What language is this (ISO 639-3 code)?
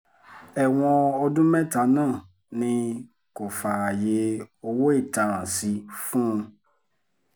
yor